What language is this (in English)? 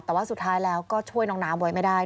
Thai